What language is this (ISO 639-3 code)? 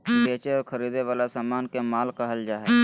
mag